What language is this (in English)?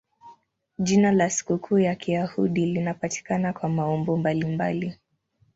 Swahili